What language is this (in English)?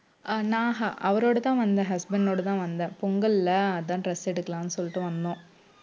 Tamil